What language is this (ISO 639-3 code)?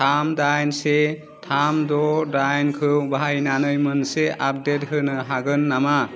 brx